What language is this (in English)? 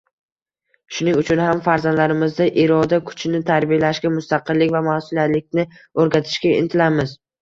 Uzbek